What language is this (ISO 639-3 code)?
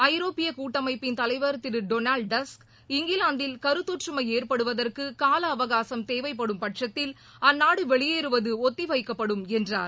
tam